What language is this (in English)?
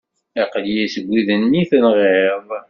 Kabyle